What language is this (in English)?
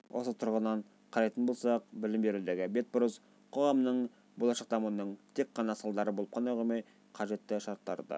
Kazakh